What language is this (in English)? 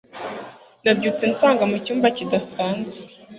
Kinyarwanda